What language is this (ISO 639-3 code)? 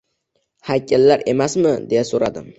uzb